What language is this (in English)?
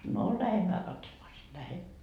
Finnish